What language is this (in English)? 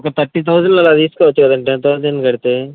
Telugu